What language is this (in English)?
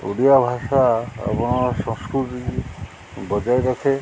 Odia